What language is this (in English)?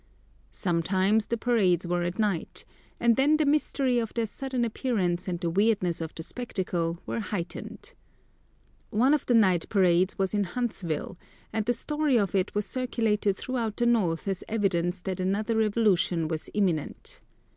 English